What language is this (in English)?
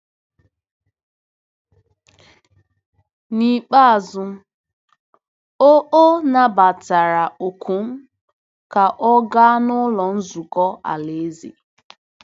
Igbo